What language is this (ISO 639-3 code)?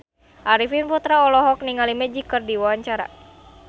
sun